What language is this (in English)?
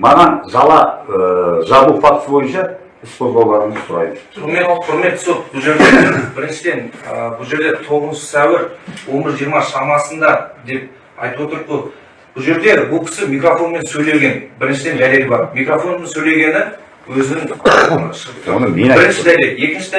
Turkish